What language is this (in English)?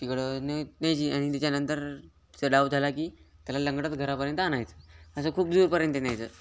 Marathi